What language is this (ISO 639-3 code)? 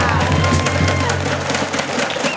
tha